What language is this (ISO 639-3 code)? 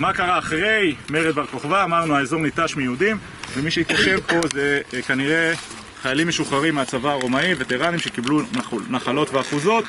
heb